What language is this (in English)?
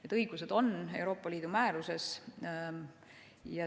Estonian